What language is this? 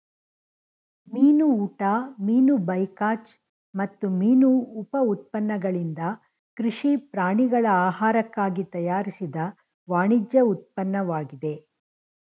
Kannada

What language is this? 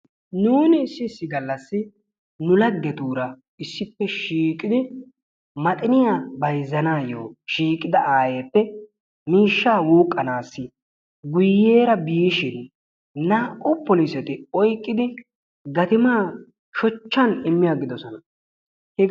Wolaytta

